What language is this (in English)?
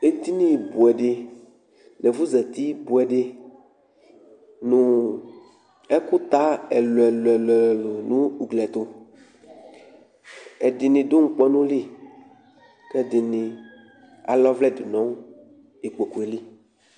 Ikposo